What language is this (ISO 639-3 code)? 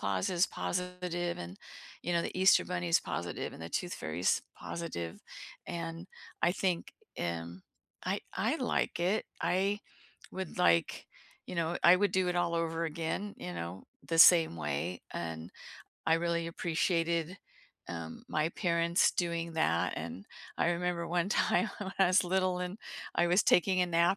eng